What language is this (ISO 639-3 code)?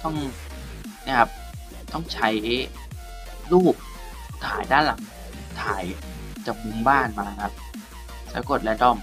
tha